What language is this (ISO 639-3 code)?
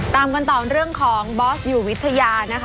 tha